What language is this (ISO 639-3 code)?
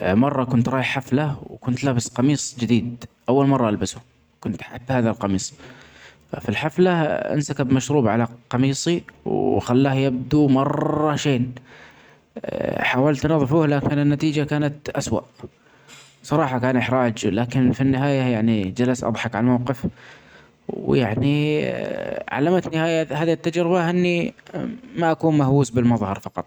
acx